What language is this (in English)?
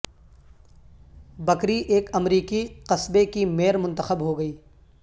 Urdu